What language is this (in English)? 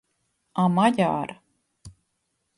Hungarian